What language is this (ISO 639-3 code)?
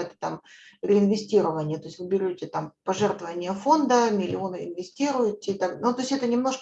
rus